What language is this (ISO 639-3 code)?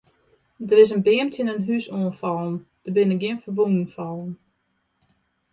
fry